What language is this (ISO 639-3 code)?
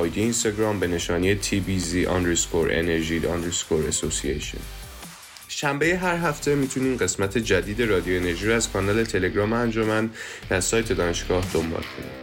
fas